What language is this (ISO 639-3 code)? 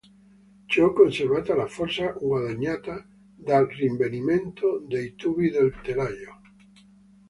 ita